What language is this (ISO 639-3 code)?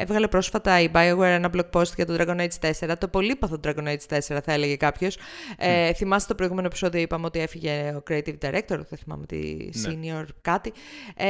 ell